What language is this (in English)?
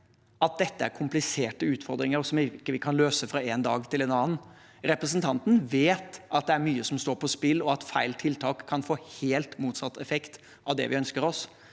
Norwegian